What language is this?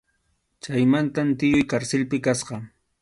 Arequipa-La Unión Quechua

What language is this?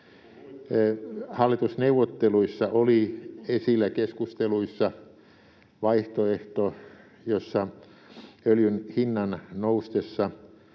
Finnish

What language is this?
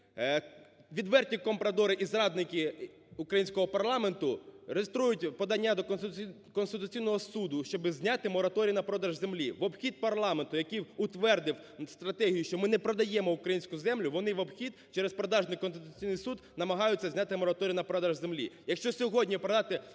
Ukrainian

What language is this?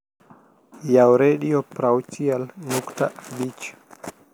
Luo (Kenya and Tanzania)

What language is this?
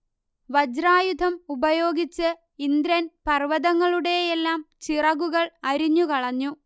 Malayalam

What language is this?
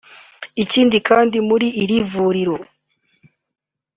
Kinyarwanda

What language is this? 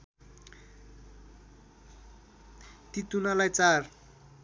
Nepali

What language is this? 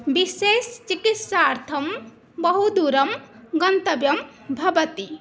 Sanskrit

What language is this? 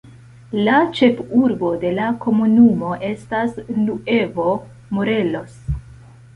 Esperanto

